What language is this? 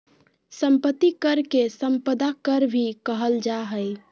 Magahi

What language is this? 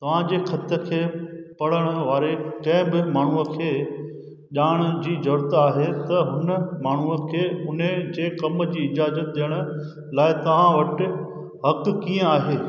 Sindhi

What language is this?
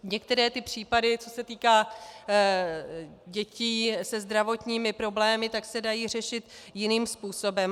Czech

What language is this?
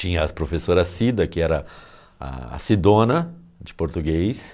Portuguese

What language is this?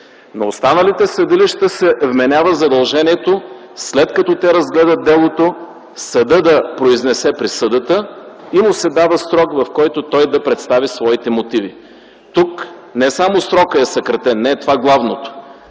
Bulgarian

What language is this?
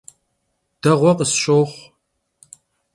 Kabardian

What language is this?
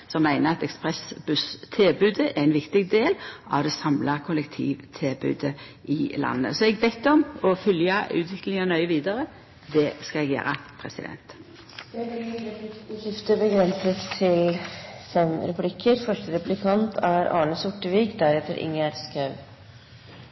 Norwegian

